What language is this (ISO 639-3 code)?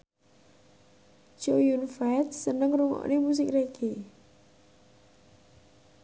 jav